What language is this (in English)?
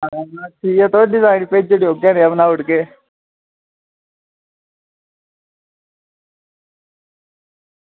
Dogri